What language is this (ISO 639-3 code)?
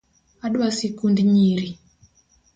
luo